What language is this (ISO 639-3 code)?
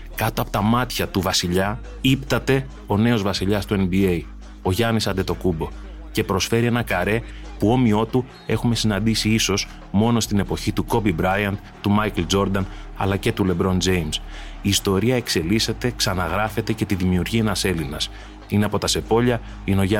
ell